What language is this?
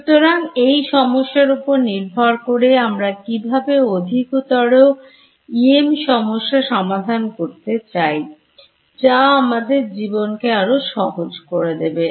Bangla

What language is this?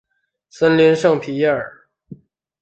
Chinese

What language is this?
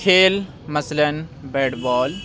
Urdu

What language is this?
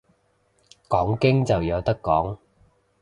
Cantonese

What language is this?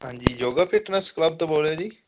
Punjabi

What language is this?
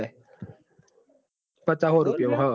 Gujarati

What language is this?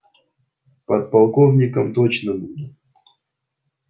Russian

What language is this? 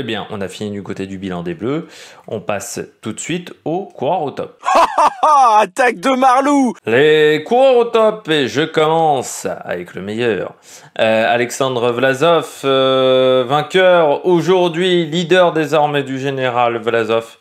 French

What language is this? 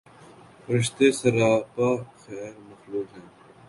Urdu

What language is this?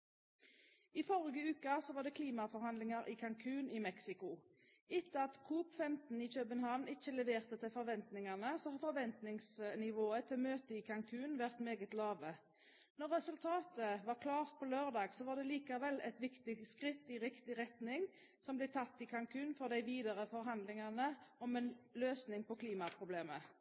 Norwegian Bokmål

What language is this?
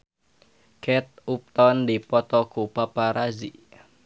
Sundanese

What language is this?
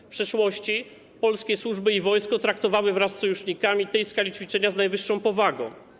Polish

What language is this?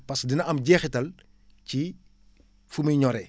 Wolof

